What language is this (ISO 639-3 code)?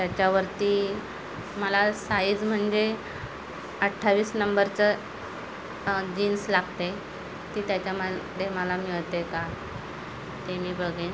mar